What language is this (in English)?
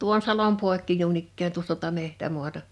Finnish